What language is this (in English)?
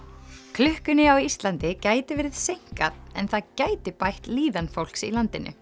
Icelandic